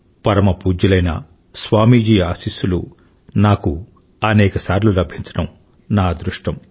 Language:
Telugu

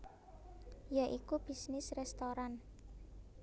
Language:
Javanese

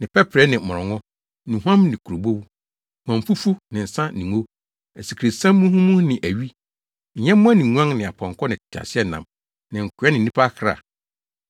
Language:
Akan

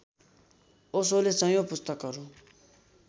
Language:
Nepali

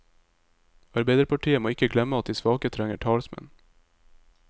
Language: Norwegian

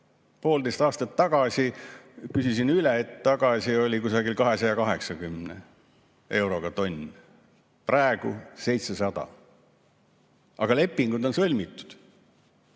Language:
Estonian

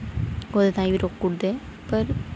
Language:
Dogri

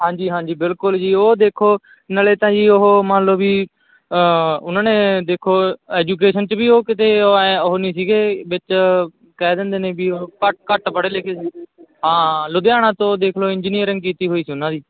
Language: Punjabi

